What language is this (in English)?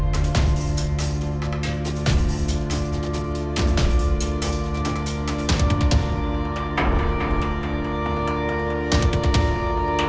Indonesian